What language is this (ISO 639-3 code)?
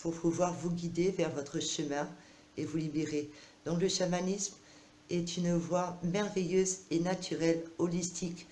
fra